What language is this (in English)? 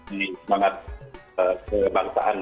Indonesian